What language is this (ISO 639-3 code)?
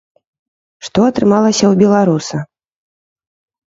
bel